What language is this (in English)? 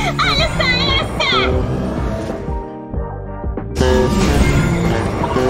Portuguese